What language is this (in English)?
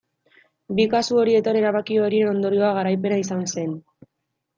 Basque